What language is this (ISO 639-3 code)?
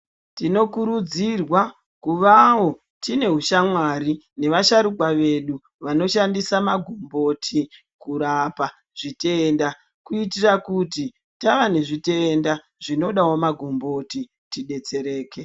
ndc